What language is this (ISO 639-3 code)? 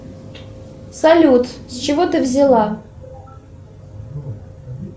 rus